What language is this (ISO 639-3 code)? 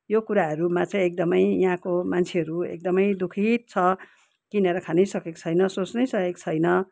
nep